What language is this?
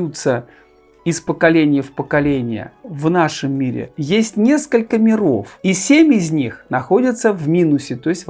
Russian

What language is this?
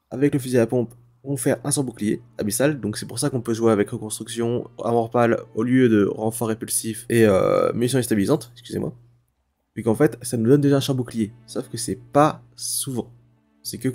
French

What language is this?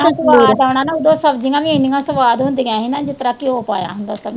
Punjabi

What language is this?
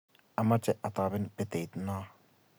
Kalenjin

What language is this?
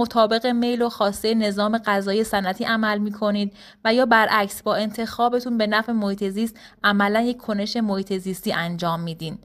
Persian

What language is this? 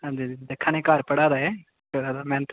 Dogri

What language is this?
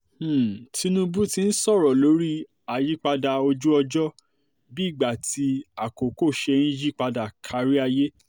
Yoruba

